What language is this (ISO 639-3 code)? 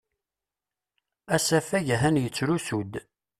kab